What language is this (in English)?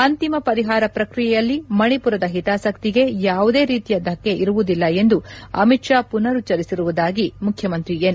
Kannada